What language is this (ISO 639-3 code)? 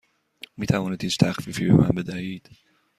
fas